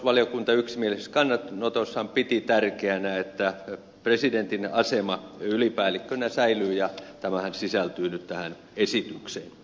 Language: Finnish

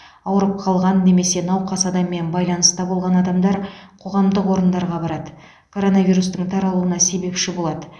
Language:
Kazakh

